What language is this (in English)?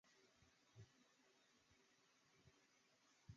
Chinese